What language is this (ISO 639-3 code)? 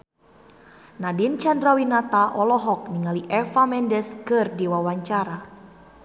sun